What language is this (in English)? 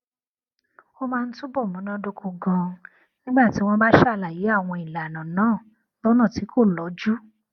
Yoruba